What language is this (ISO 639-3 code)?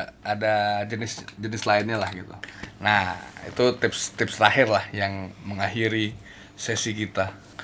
ind